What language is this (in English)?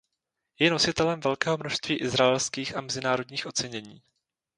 Czech